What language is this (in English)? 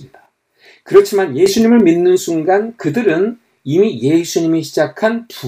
Korean